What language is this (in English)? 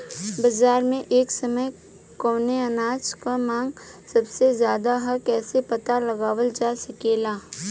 Bhojpuri